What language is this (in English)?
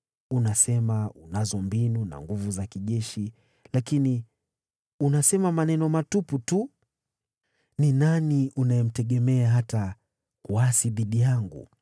Swahili